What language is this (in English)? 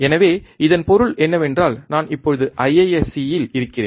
Tamil